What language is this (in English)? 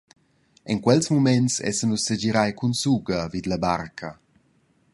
Romansh